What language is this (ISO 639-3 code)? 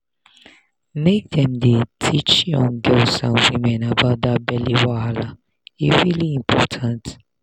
pcm